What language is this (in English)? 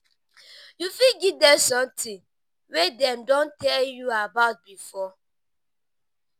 Nigerian Pidgin